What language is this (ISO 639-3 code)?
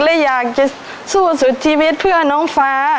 tha